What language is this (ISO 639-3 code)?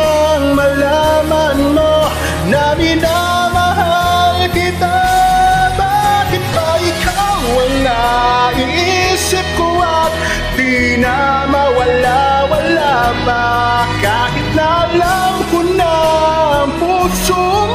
ind